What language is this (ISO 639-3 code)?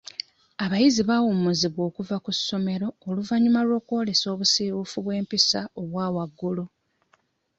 lug